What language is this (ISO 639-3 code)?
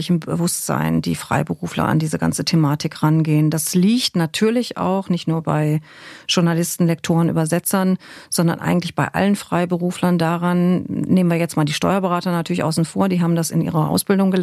deu